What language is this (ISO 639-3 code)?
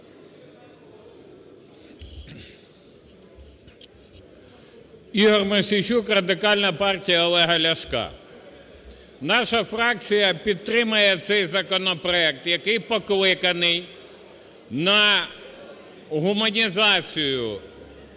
ukr